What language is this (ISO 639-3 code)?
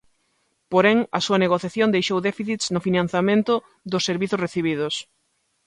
glg